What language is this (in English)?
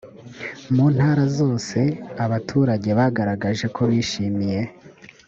Kinyarwanda